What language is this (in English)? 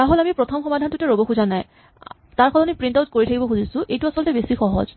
Assamese